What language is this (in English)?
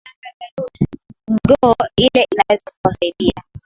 Swahili